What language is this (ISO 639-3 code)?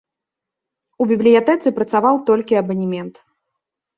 bel